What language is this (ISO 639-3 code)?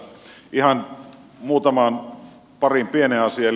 fin